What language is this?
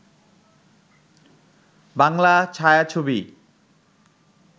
Bangla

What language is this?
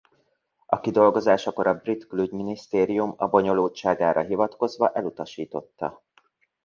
Hungarian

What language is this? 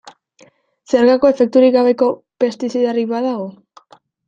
Basque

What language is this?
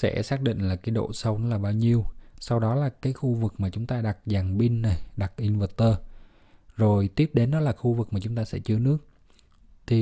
Vietnamese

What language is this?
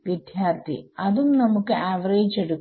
Malayalam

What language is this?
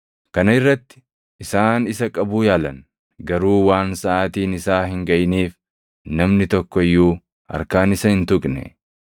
Oromo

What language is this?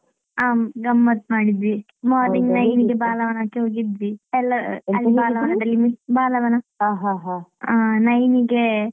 Kannada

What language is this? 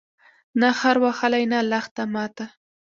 Pashto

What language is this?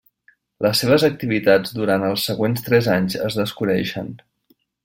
Catalan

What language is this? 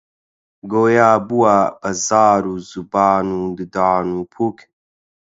Central Kurdish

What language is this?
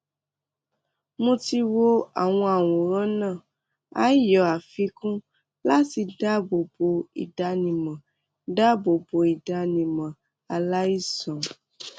Yoruba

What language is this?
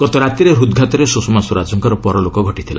Odia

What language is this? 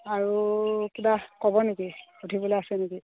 Assamese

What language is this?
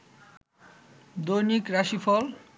Bangla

